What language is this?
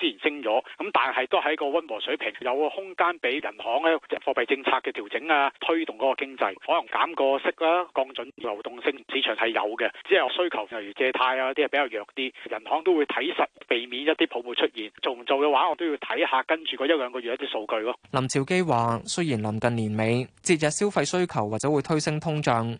Chinese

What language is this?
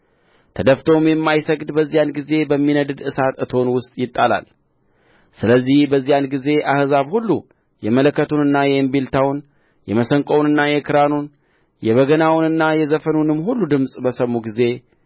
Amharic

